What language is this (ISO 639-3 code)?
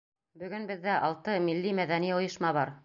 bak